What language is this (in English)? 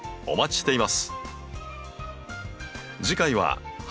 Japanese